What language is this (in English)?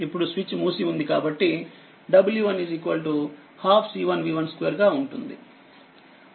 Telugu